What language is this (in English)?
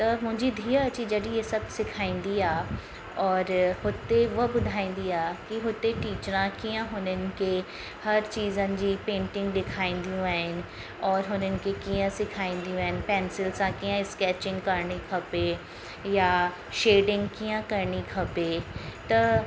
Sindhi